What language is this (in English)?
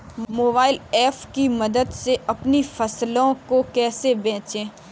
Hindi